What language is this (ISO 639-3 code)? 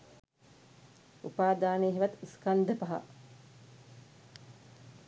sin